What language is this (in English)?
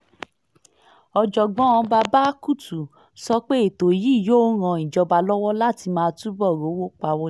Yoruba